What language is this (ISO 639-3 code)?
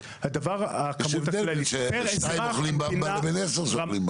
heb